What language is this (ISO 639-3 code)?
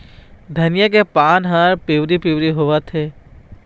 hne